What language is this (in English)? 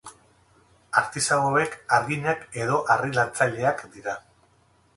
Basque